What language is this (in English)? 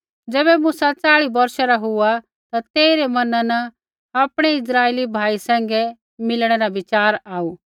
Kullu Pahari